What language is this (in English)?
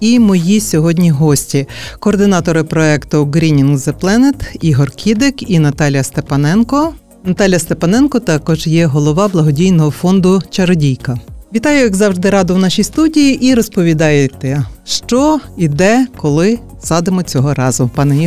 Ukrainian